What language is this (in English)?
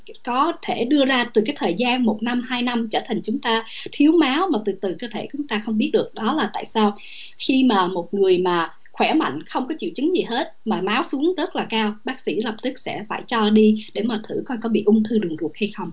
Vietnamese